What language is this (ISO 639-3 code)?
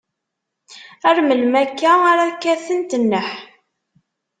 kab